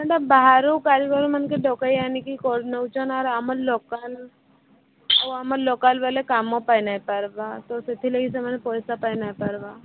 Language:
Odia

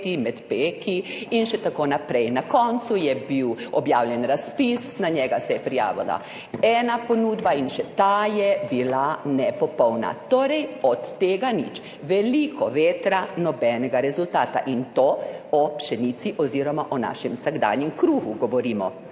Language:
Slovenian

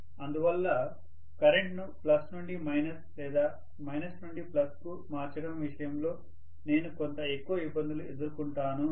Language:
Telugu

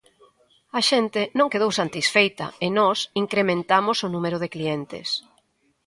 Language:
Galician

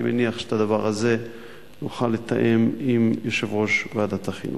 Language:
Hebrew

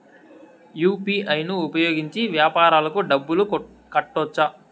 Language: Telugu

